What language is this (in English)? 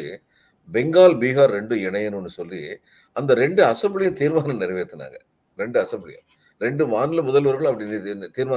Tamil